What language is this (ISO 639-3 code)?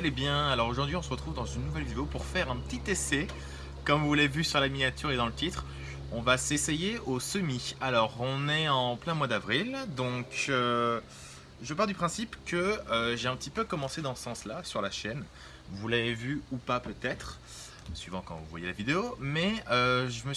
fra